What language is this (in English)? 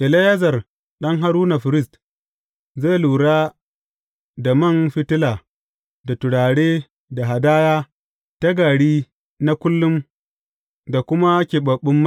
Hausa